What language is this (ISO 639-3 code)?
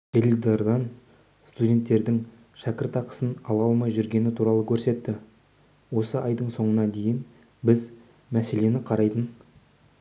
kaz